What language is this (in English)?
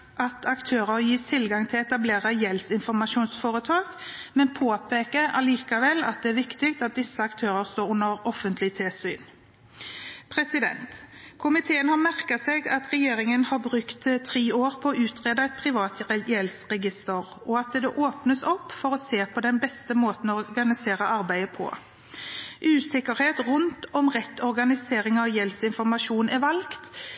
Norwegian Bokmål